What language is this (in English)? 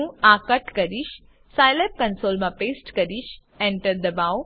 Gujarati